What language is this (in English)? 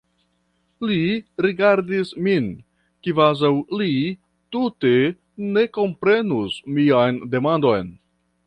Esperanto